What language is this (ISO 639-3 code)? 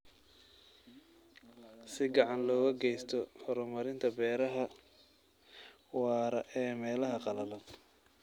som